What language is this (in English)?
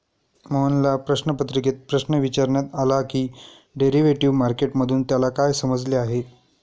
Marathi